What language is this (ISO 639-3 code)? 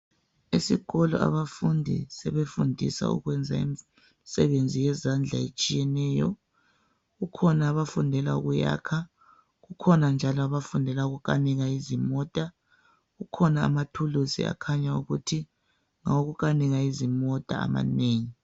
nde